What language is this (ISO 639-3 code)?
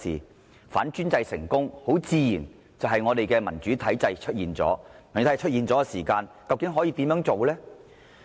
yue